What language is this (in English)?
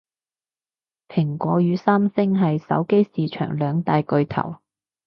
Cantonese